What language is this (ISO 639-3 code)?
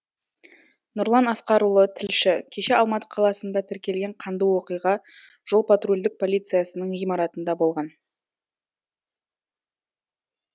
kaz